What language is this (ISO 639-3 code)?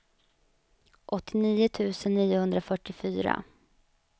swe